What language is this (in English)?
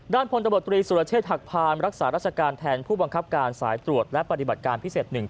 Thai